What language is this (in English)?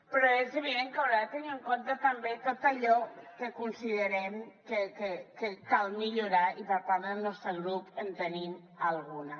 Catalan